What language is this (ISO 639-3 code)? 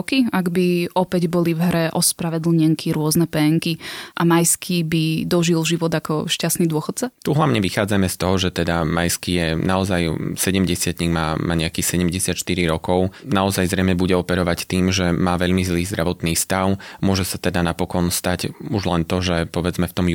slk